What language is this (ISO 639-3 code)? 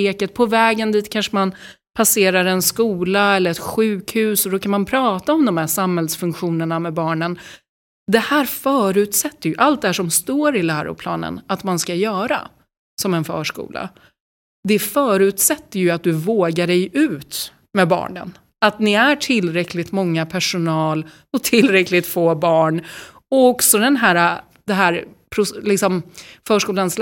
swe